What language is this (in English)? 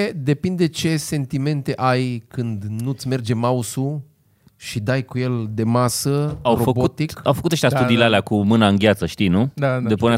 Romanian